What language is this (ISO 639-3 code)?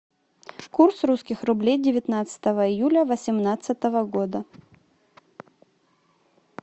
rus